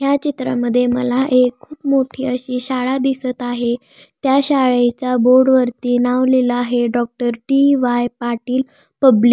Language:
Marathi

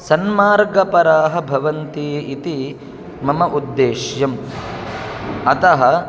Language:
Sanskrit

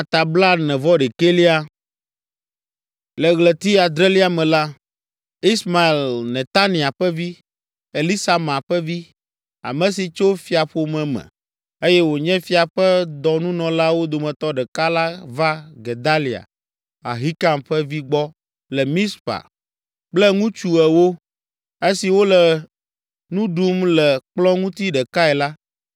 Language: Ewe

